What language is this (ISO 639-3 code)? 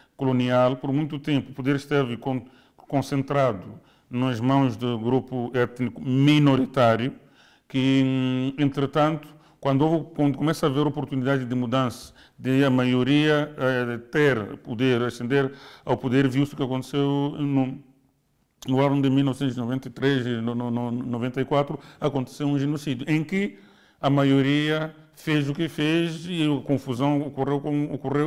por